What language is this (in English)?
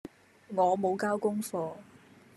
Cantonese